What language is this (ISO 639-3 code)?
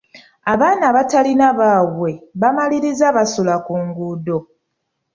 lug